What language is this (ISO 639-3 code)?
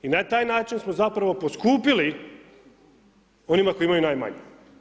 hrv